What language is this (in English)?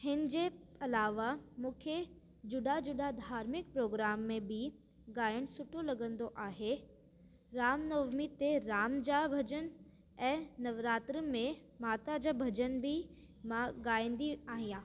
Sindhi